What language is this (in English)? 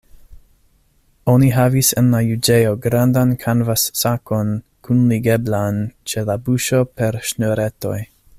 Esperanto